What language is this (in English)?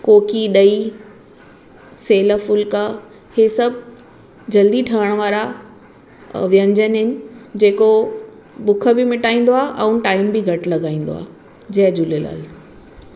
Sindhi